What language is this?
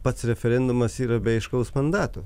Lithuanian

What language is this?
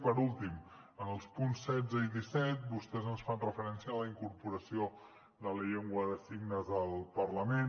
Catalan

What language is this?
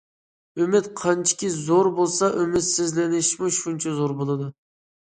Uyghur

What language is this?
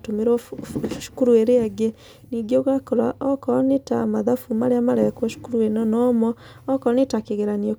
Kikuyu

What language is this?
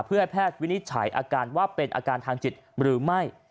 Thai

